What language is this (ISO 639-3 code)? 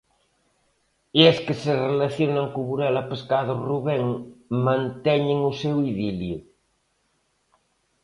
glg